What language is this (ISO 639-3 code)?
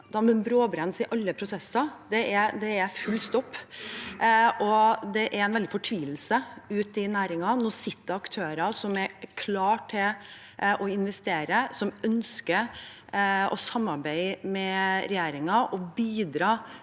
nor